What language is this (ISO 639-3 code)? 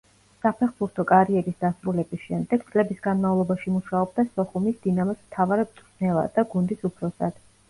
kat